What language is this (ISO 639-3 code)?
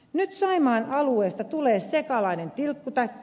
fin